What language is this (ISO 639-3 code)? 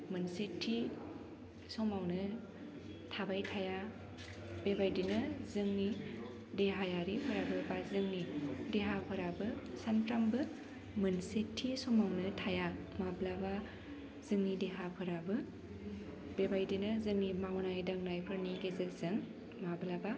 brx